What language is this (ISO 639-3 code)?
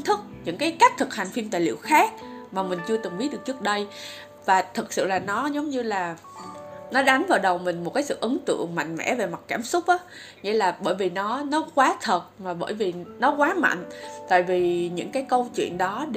vie